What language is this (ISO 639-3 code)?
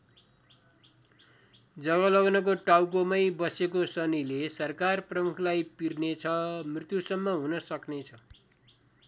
nep